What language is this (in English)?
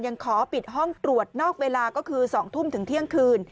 Thai